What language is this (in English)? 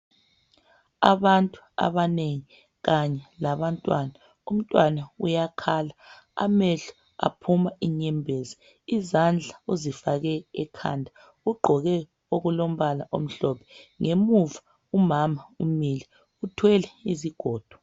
North Ndebele